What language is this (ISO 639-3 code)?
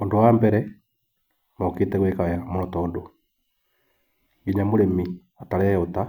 kik